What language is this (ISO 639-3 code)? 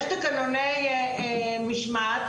heb